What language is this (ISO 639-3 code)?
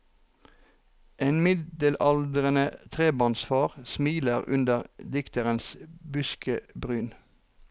nor